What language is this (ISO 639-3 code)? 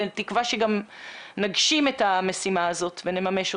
heb